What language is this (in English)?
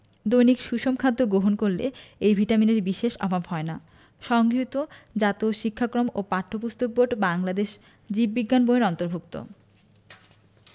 Bangla